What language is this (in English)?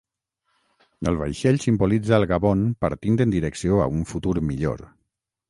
Catalan